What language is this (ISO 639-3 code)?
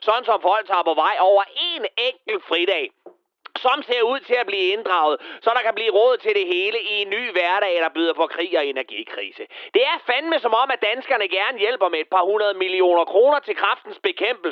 dan